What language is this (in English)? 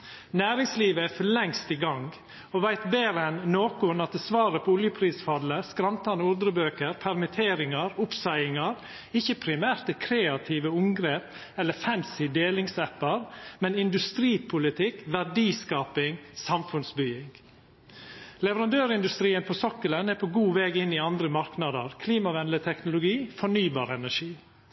Norwegian Nynorsk